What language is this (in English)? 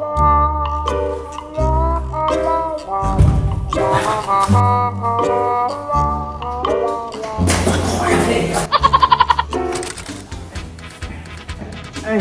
Chinese